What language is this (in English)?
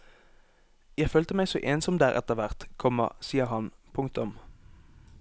Norwegian